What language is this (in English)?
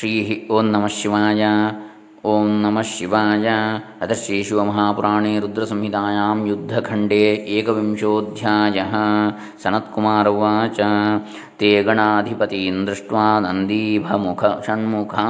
Kannada